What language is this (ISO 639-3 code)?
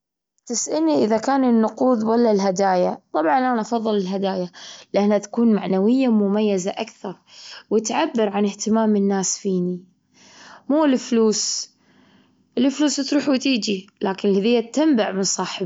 afb